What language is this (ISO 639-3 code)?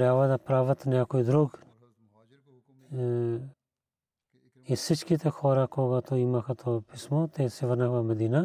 bul